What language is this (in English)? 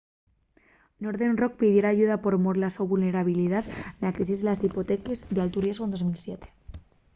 Asturian